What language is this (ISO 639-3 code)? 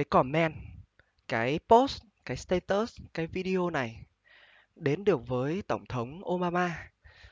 vie